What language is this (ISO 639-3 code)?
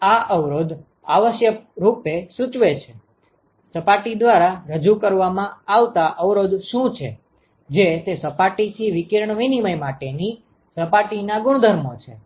guj